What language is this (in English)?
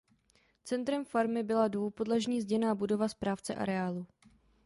Czech